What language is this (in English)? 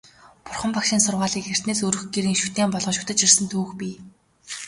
Mongolian